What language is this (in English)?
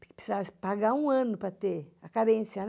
Portuguese